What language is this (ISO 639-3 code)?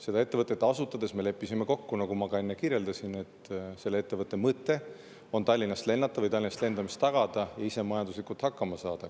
est